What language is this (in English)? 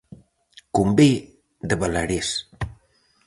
Galician